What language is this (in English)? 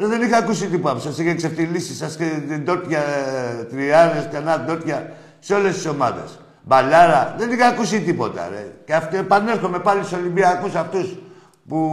Greek